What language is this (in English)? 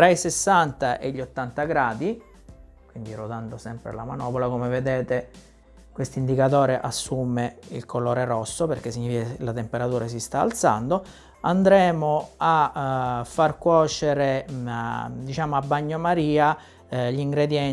Italian